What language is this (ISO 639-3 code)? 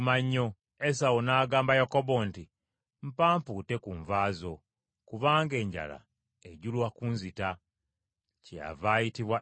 lug